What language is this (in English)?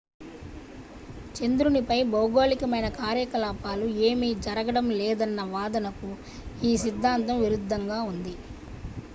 Telugu